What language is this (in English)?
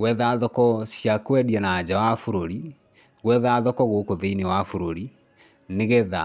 Kikuyu